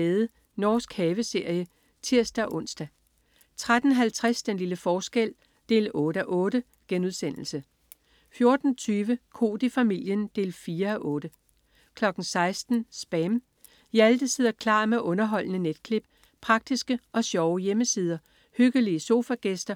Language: Danish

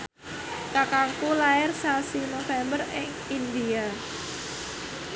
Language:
Javanese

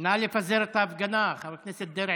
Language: Hebrew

